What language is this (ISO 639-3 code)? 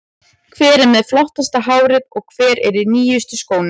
isl